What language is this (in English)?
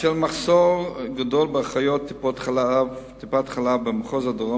Hebrew